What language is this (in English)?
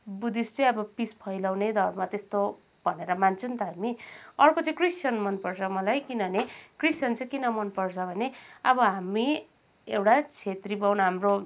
Nepali